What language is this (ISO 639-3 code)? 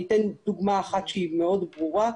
heb